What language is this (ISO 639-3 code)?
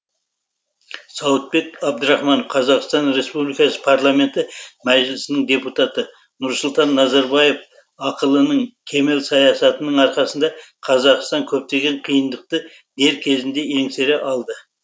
kaz